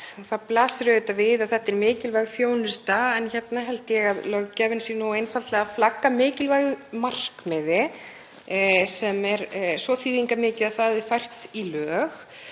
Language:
Icelandic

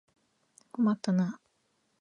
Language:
Japanese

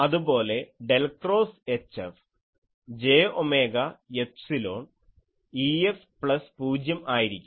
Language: Malayalam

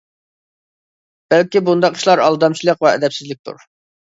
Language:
Uyghur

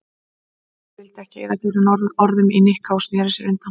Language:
Icelandic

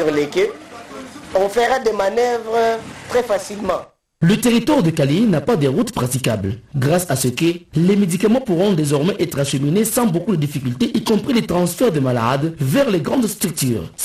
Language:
French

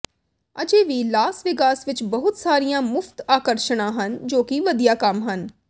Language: Punjabi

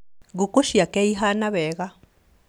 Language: Kikuyu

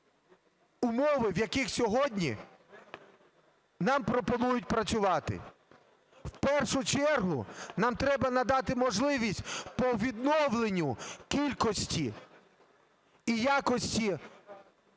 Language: Ukrainian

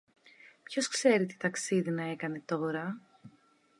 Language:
Greek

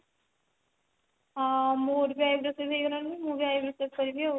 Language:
Odia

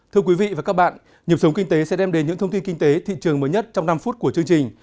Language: Vietnamese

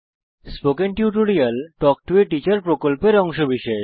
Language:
Bangla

